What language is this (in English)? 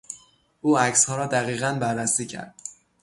Persian